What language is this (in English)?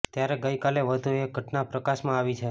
Gujarati